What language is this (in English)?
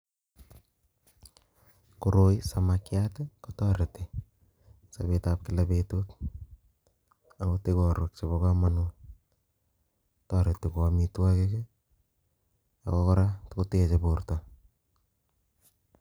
Kalenjin